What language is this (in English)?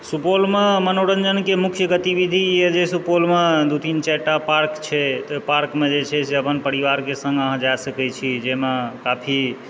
Maithili